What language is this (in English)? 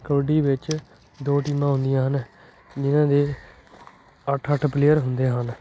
Punjabi